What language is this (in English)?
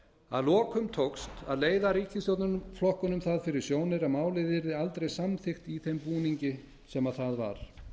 Icelandic